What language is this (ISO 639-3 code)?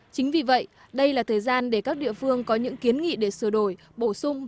vie